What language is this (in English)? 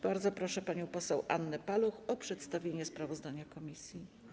Polish